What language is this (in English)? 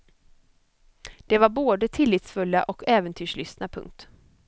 Swedish